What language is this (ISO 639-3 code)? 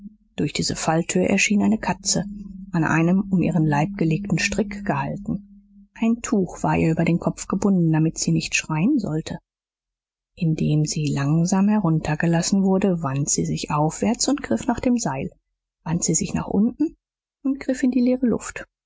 deu